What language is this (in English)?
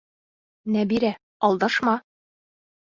Bashkir